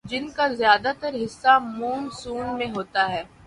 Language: Urdu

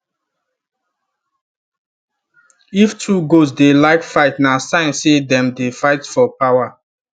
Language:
Nigerian Pidgin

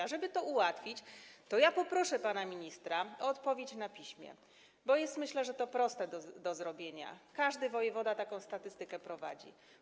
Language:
Polish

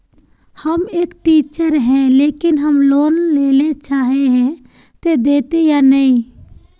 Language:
Magahi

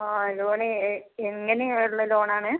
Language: Malayalam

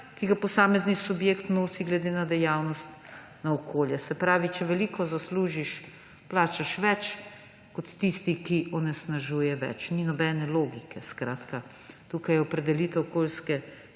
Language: Slovenian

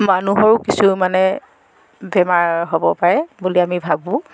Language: Assamese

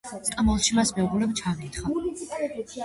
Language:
Georgian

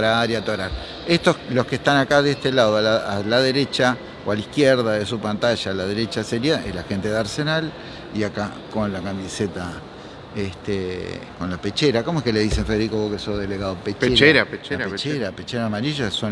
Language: Spanish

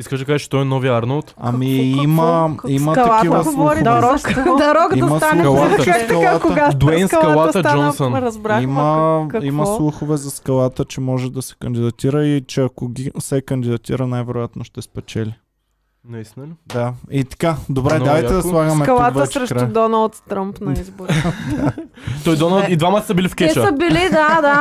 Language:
Bulgarian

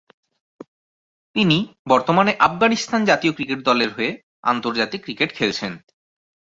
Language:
Bangla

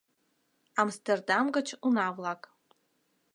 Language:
Mari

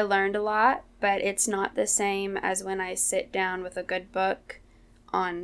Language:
English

